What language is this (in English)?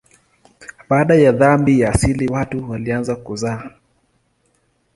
Swahili